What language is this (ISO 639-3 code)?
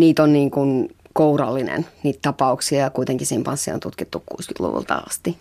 fin